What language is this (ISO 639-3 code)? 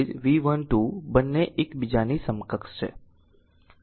guj